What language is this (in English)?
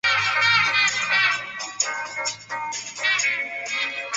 Chinese